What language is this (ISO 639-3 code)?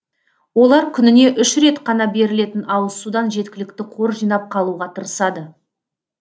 kaz